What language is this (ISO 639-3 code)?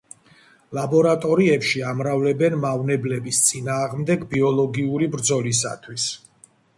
kat